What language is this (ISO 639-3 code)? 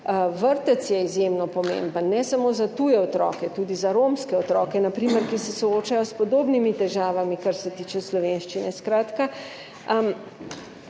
slv